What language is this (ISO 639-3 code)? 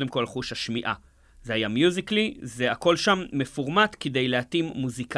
heb